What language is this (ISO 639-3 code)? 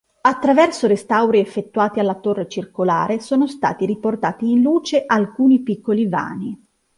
ita